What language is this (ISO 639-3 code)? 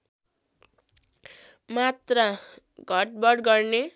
nep